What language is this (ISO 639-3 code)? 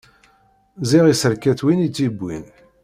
kab